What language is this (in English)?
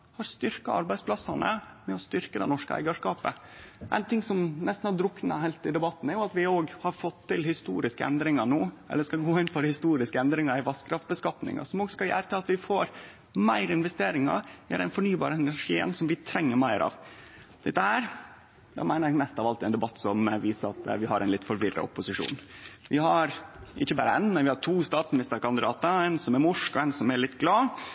Norwegian Nynorsk